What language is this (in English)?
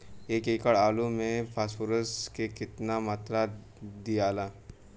Bhojpuri